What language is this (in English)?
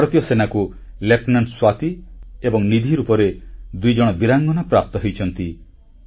Odia